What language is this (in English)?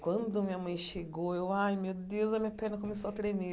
Portuguese